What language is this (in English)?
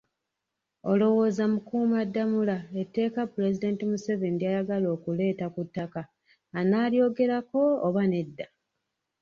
Ganda